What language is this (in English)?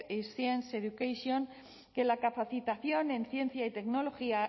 Spanish